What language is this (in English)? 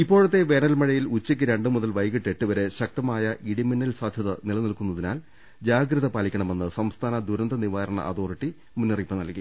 Malayalam